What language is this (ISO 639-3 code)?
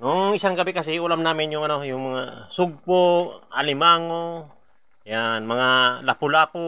fil